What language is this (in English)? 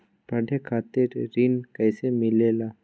Magahi